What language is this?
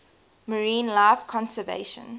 English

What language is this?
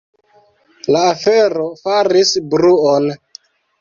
Esperanto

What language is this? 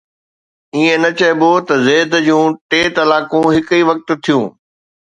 Sindhi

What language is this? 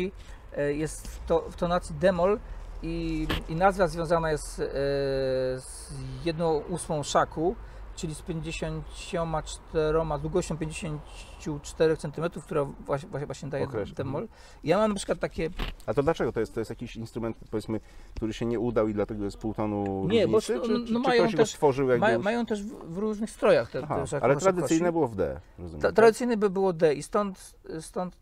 Polish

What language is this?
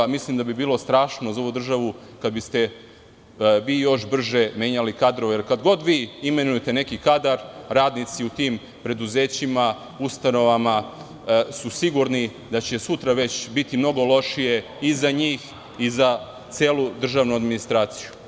Serbian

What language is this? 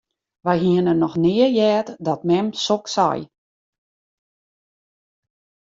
Western Frisian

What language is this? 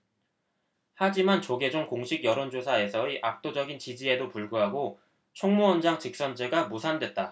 Korean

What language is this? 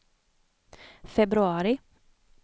Swedish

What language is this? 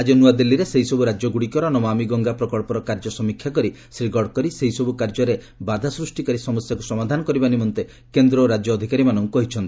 Odia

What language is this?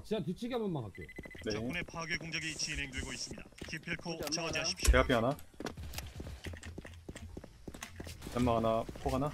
Korean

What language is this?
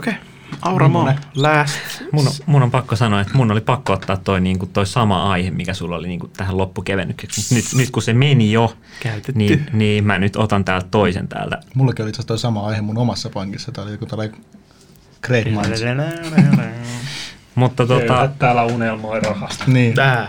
Finnish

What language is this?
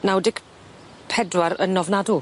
Welsh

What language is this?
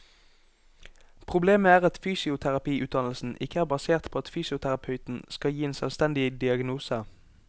Norwegian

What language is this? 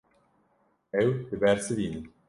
Kurdish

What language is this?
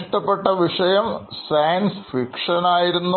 Malayalam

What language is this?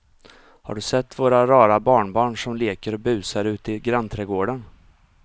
Swedish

